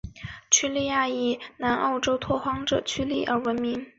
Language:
Chinese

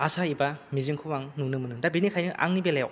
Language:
Bodo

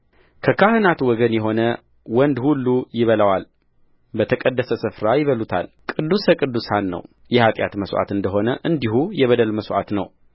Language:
Amharic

